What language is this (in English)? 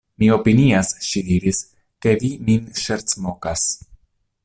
Esperanto